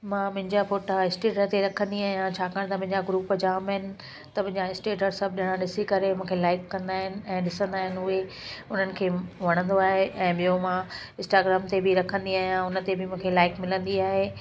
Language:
Sindhi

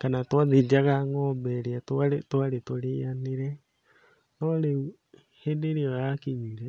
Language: Kikuyu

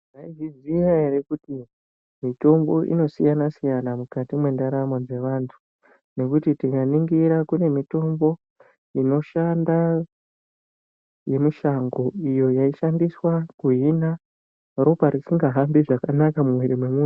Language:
Ndau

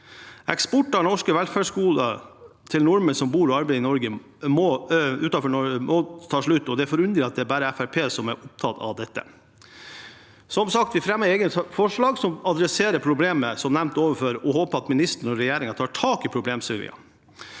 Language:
Norwegian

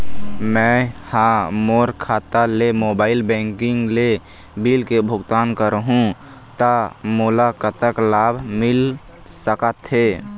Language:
Chhattisgarhi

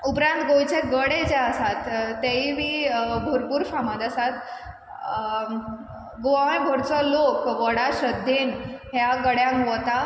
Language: Konkani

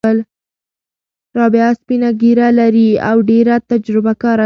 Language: Pashto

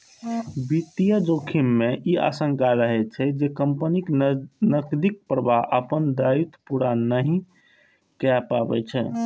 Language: Maithili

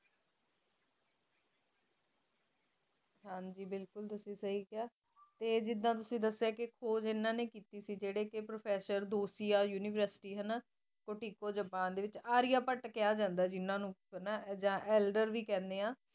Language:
Punjabi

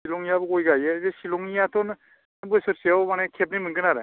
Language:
Bodo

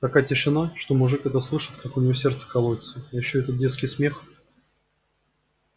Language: Russian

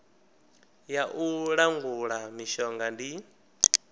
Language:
Venda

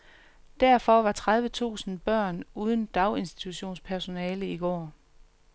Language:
Danish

